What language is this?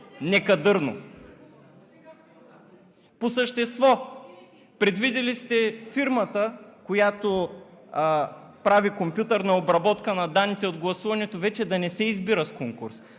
Bulgarian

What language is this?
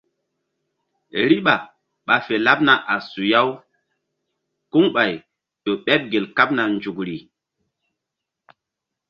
Mbum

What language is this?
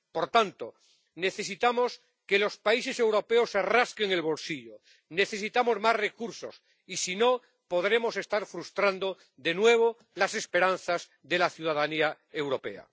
Spanish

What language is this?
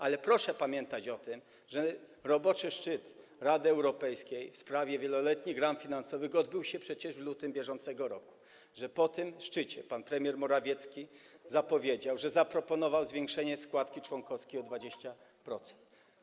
Polish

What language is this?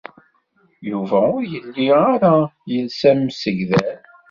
Kabyle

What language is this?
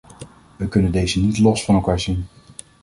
Dutch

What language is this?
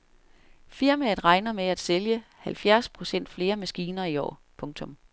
Danish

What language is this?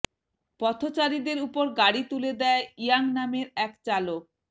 Bangla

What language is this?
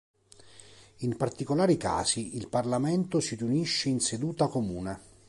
Italian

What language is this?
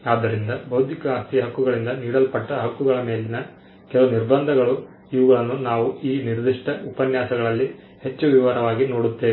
Kannada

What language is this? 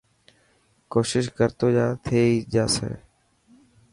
Dhatki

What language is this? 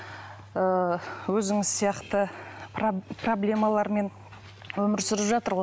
Kazakh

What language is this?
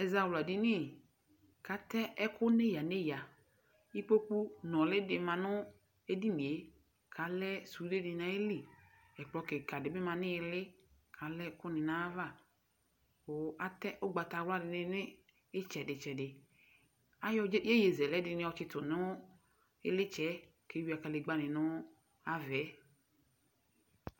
Ikposo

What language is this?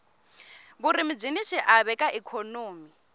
Tsonga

